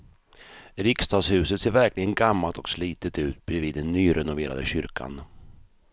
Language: Swedish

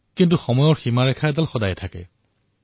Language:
Assamese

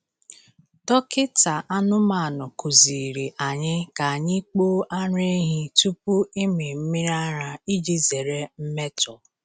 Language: Igbo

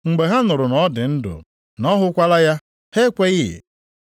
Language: Igbo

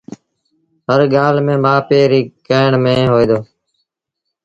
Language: Sindhi Bhil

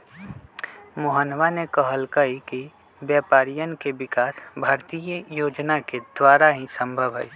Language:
Magahi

